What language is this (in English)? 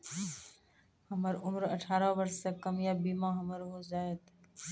Maithili